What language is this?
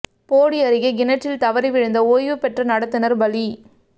Tamil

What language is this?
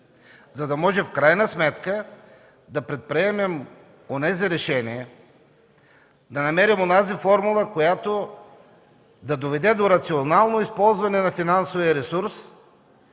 Bulgarian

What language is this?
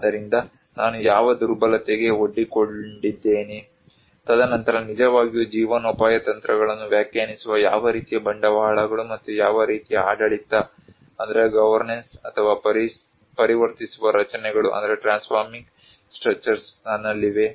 Kannada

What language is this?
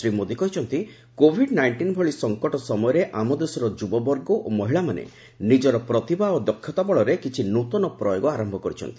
Odia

